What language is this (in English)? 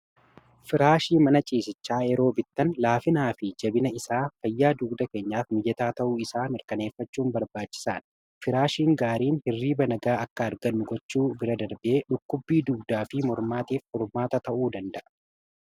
Oromo